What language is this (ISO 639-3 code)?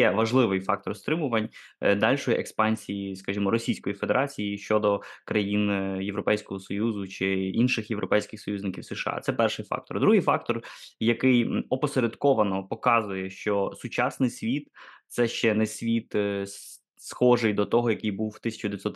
ukr